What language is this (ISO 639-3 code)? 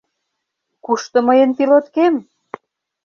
chm